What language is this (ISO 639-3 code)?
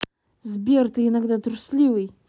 rus